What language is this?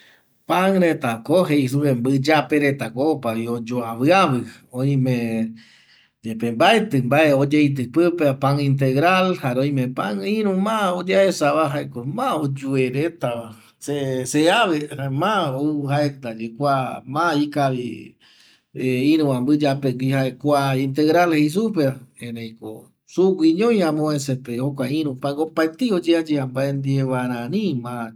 Eastern Bolivian Guaraní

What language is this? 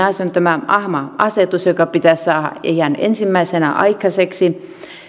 Finnish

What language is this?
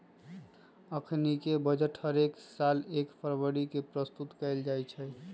Magahi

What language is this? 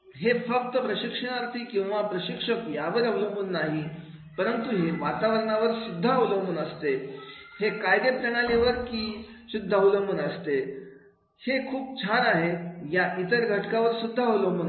Marathi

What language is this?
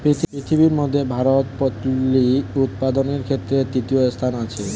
Bangla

